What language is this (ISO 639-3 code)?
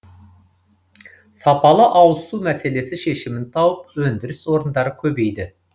kaz